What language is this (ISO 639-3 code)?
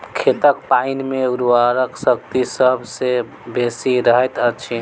mai